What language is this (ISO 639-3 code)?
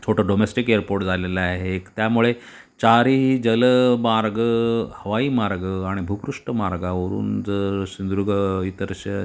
mar